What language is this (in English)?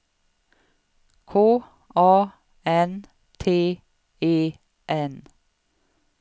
Swedish